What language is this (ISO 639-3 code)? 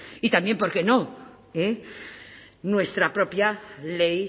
spa